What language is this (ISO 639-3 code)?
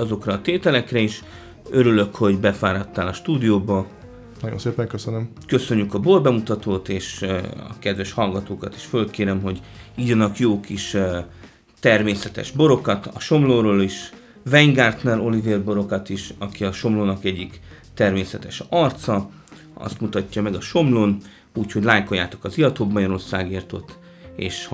hun